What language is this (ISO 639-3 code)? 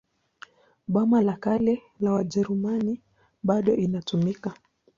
swa